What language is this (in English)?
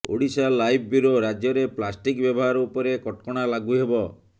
Odia